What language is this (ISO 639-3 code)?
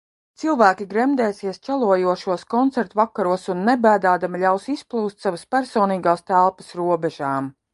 lav